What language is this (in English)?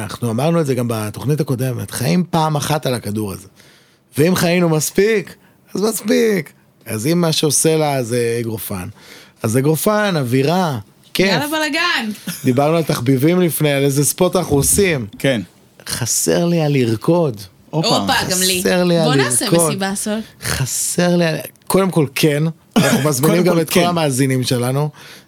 Hebrew